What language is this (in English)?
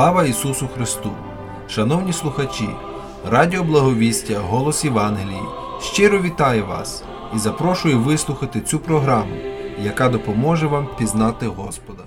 Ukrainian